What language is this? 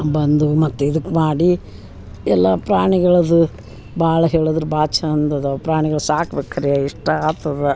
Kannada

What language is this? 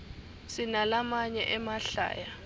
Swati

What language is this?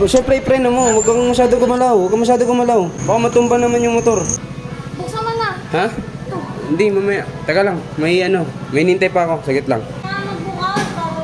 Filipino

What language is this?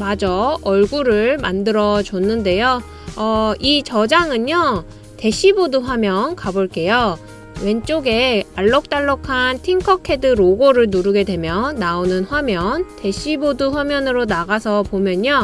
Korean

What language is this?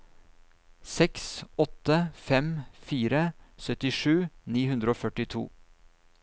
Norwegian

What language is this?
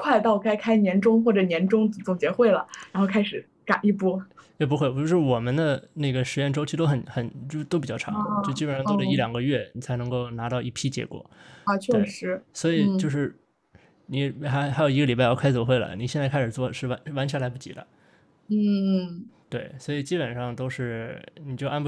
Chinese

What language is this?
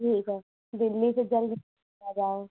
Hindi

